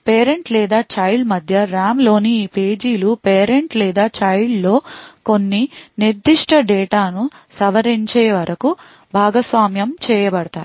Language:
Telugu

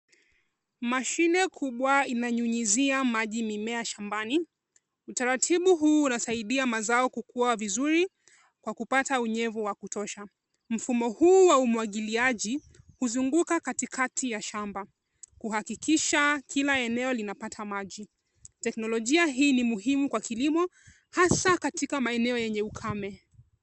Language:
Swahili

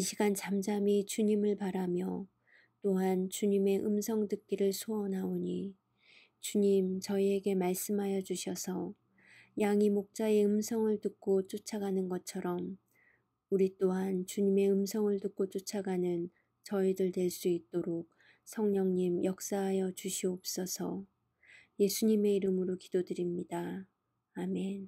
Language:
Korean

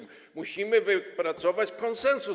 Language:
Polish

